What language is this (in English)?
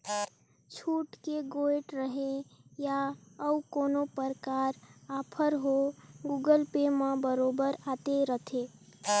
Chhattisgarhi